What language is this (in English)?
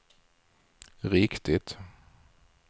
Swedish